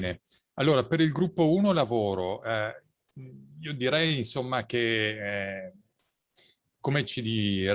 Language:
Italian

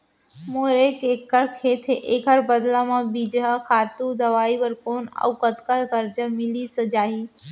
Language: Chhattisgarhi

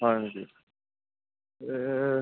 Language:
Assamese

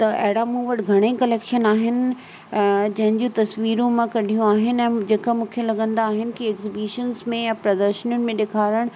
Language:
Sindhi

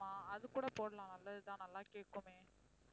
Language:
Tamil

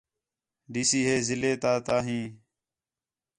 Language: Khetrani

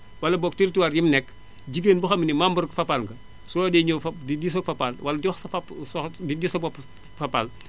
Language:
Wolof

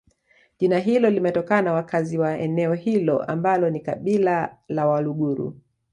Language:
Swahili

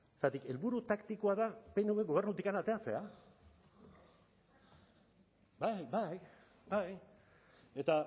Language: Basque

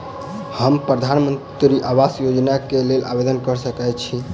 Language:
Maithili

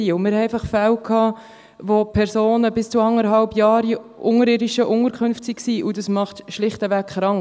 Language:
Swiss German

